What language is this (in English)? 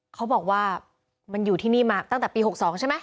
Thai